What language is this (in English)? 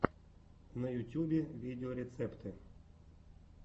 Russian